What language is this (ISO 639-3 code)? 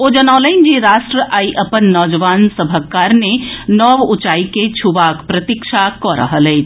mai